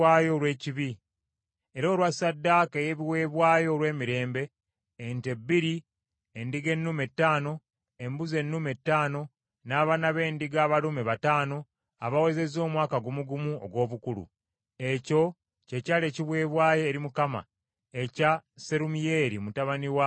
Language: Ganda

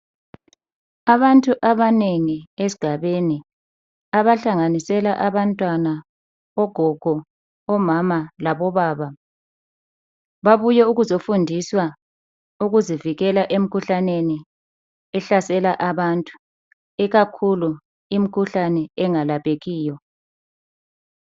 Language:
North Ndebele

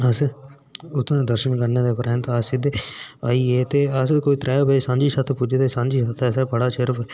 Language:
Dogri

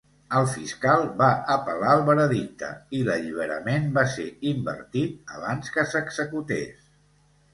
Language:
Catalan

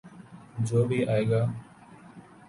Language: Urdu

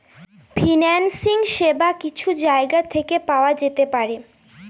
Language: Bangla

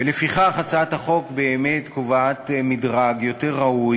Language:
Hebrew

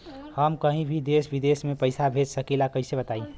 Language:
Bhojpuri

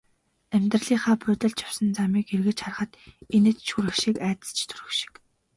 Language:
Mongolian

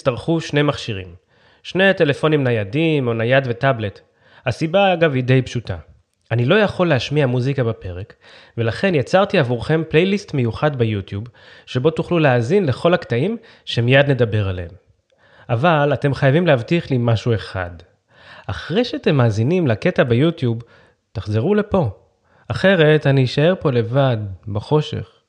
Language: Hebrew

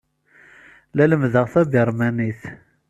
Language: Kabyle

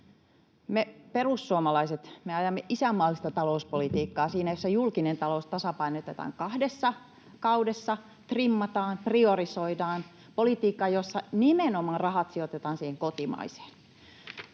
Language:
Finnish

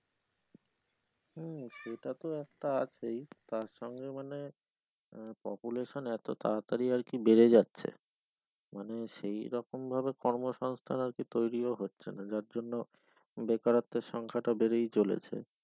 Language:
Bangla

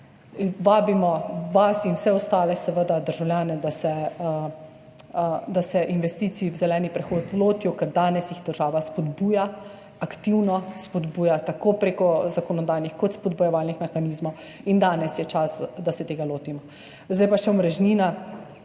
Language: Slovenian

